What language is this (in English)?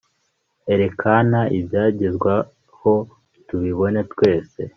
Kinyarwanda